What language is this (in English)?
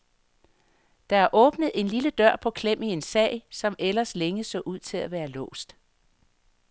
Danish